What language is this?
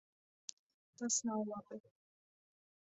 Latvian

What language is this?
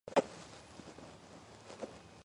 Georgian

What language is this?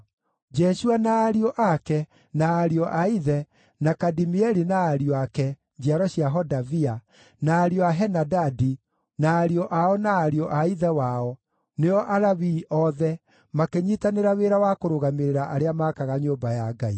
Kikuyu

